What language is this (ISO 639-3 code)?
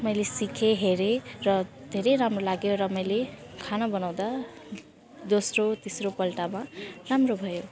nep